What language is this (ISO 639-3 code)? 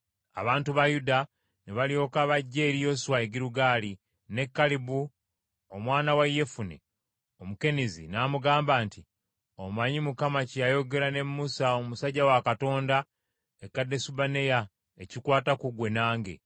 lug